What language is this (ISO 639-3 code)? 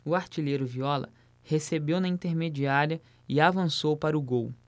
por